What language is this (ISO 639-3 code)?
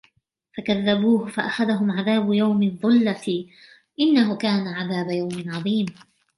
ara